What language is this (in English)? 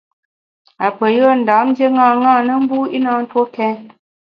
Bamun